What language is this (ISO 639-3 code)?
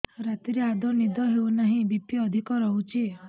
ori